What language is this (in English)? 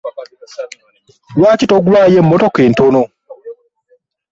Ganda